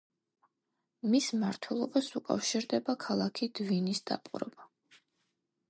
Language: Georgian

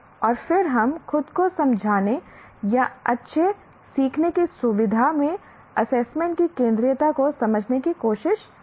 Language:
Hindi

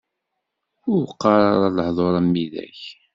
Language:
Kabyle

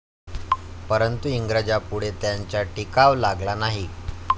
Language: Marathi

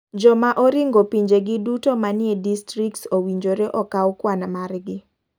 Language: Luo (Kenya and Tanzania)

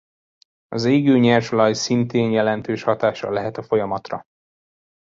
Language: Hungarian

